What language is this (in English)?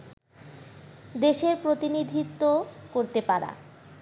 Bangla